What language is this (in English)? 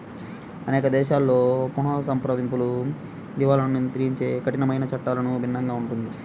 Telugu